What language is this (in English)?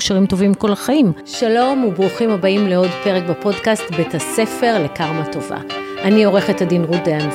Hebrew